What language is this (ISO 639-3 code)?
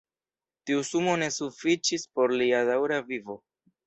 epo